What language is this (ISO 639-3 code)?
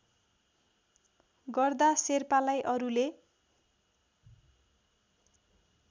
nep